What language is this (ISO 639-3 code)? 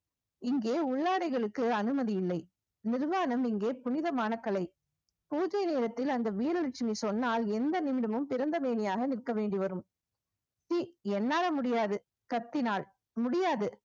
tam